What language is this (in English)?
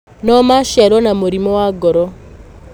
Kikuyu